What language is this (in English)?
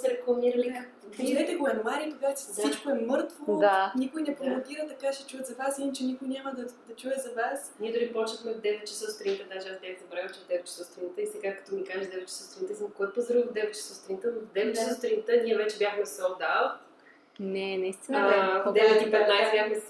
Bulgarian